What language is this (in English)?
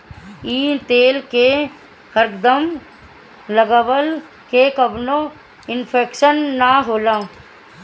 Bhojpuri